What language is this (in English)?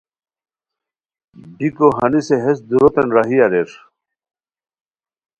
Khowar